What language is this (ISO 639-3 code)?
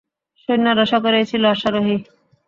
ben